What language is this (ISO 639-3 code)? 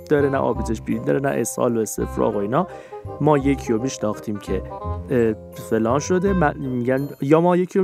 fas